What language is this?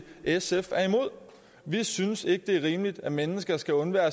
Danish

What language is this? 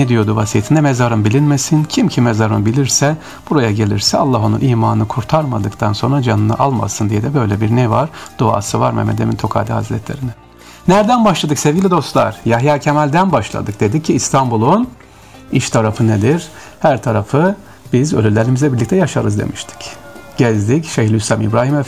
Turkish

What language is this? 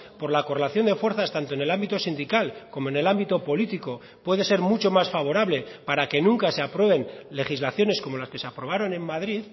Spanish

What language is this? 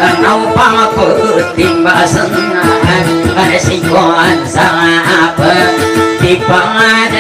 Thai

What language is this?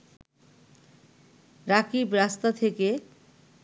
Bangla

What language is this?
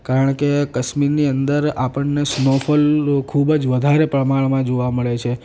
Gujarati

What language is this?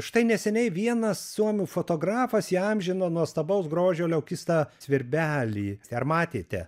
Lithuanian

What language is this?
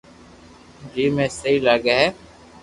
Loarki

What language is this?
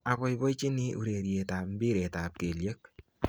Kalenjin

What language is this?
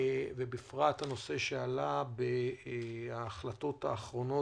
Hebrew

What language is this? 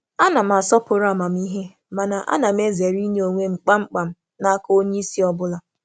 Igbo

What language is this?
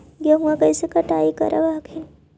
Magahi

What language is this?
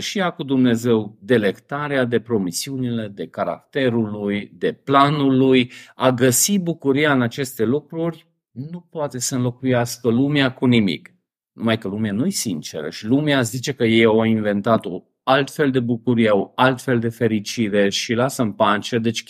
Romanian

